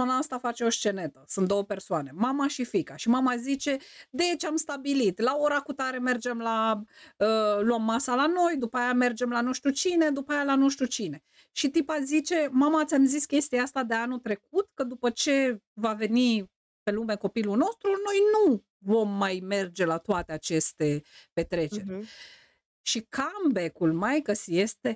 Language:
Romanian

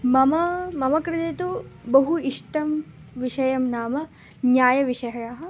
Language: Sanskrit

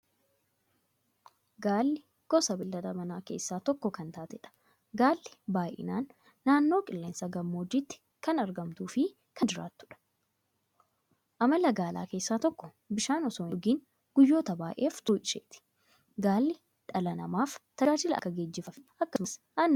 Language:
Oromo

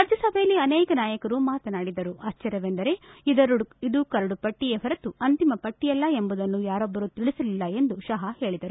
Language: Kannada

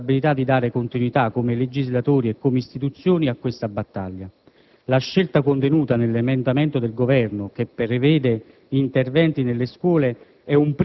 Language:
Italian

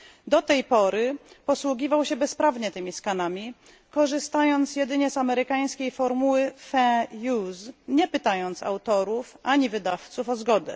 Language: Polish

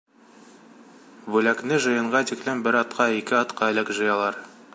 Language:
Bashkir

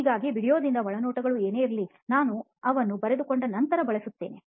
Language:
Kannada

